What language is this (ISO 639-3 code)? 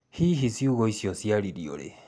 kik